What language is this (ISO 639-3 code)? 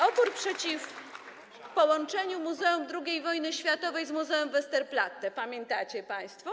pol